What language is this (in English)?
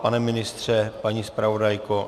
Czech